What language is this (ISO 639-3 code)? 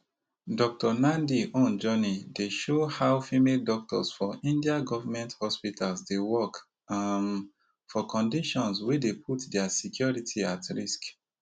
pcm